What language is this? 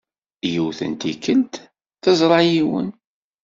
Kabyle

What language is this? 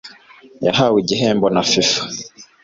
Kinyarwanda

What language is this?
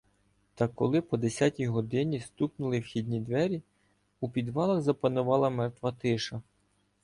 Ukrainian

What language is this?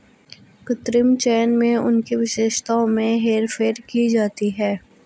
Hindi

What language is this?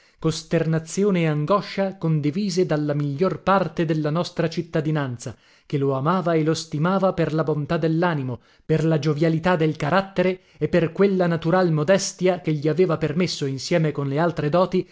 Italian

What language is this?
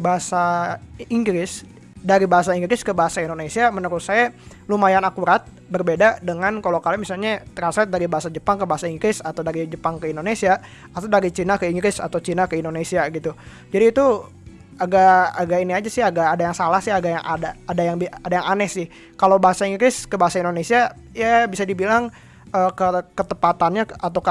Indonesian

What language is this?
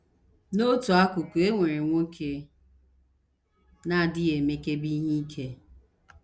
Igbo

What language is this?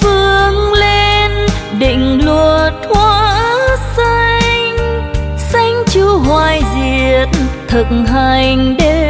Vietnamese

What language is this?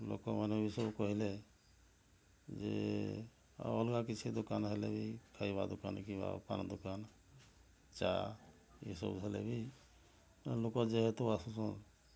Odia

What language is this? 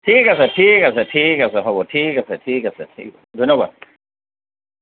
Assamese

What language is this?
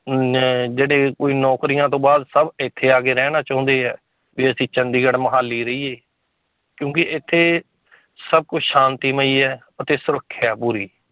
Punjabi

